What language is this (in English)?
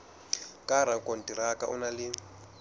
Southern Sotho